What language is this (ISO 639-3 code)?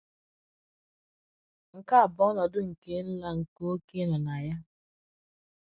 ibo